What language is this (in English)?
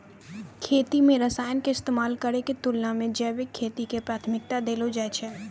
Maithili